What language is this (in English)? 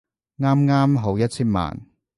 Cantonese